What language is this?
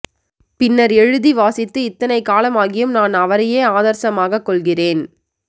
Tamil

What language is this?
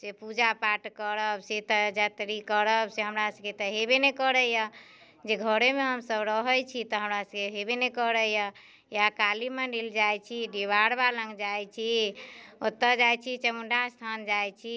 Maithili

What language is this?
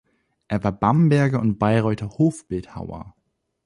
German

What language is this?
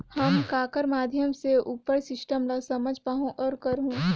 Chhattisgarhi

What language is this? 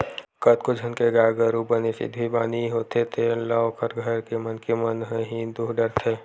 Chhattisgarhi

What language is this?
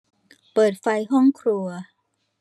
Thai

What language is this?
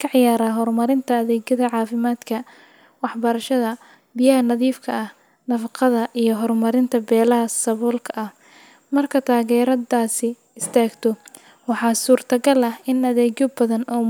Somali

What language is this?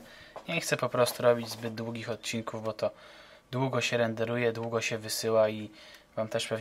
Polish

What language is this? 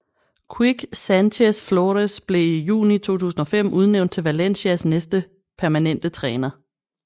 Danish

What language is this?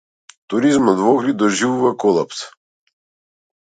Macedonian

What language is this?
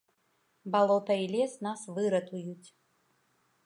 Belarusian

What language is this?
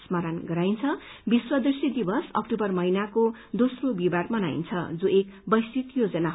Nepali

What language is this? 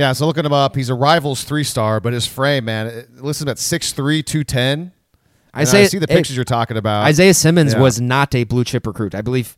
English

